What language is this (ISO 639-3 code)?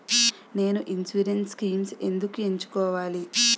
tel